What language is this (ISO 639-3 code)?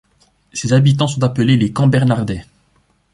fra